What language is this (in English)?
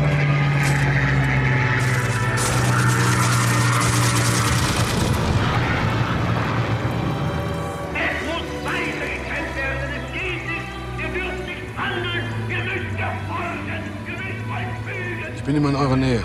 German